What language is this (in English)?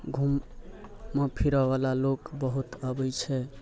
Maithili